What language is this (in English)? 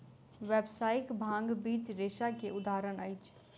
Maithili